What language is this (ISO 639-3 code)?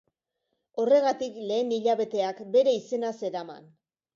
eus